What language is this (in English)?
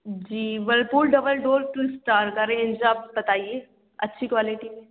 Urdu